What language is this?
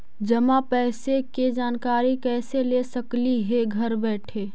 Magahi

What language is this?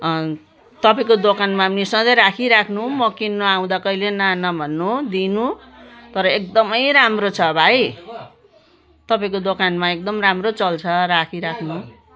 Nepali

